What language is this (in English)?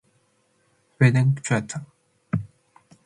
Matsés